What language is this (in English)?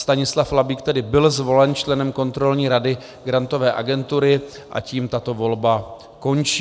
Czech